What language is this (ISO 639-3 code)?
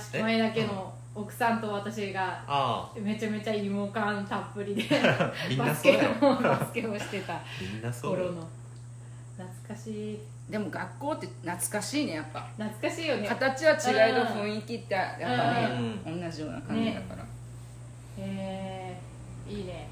jpn